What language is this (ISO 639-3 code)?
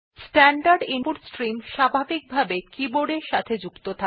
ben